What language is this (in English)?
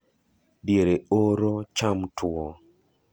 Luo (Kenya and Tanzania)